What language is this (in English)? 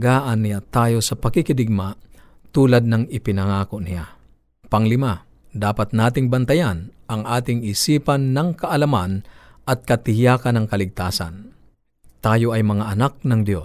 Filipino